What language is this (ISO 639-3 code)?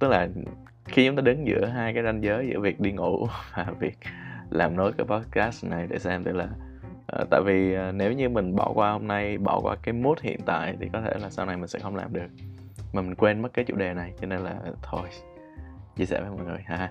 vie